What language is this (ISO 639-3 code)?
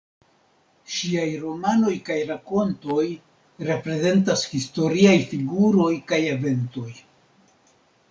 epo